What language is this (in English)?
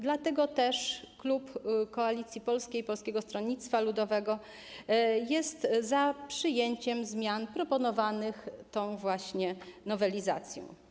Polish